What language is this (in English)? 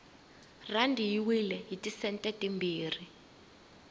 Tsonga